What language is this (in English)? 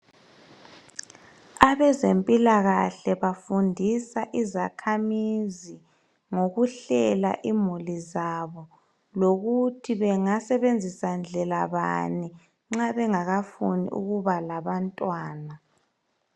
North Ndebele